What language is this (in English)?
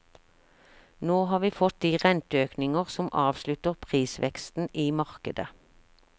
Norwegian